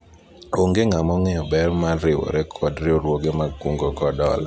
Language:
Luo (Kenya and Tanzania)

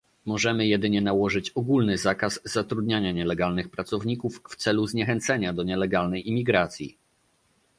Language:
Polish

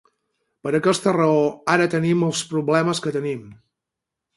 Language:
Catalan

